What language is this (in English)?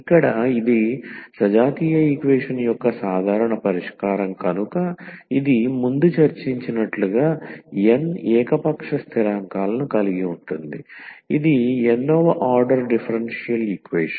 Telugu